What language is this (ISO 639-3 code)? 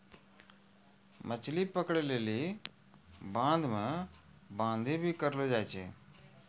mai